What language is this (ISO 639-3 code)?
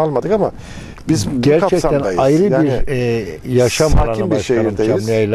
tur